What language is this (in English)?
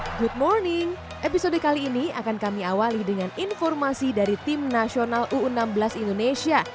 Indonesian